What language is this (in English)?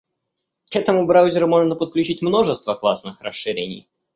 Russian